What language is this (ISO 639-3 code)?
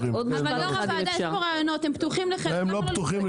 heb